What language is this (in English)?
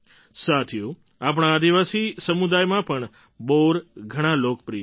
Gujarati